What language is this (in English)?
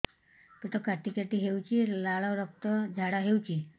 Odia